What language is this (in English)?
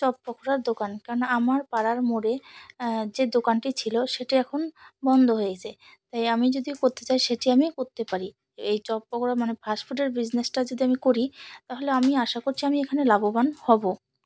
Bangla